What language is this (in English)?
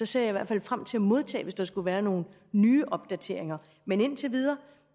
Danish